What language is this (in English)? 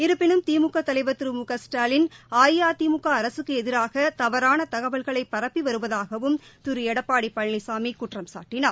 Tamil